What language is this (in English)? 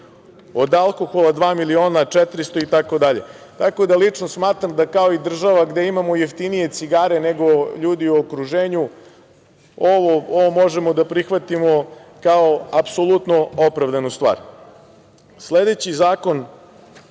Serbian